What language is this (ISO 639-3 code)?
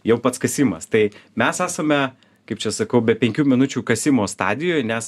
lit